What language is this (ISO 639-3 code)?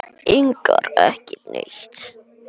isl